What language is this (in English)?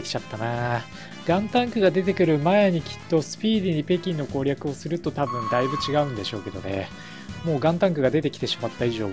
Japanese